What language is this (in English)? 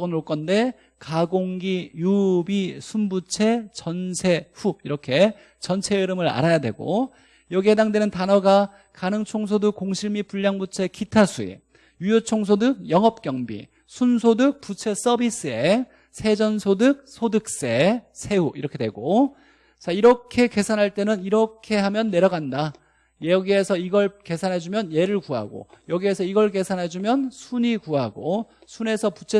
Korean